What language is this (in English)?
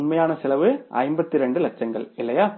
Tamil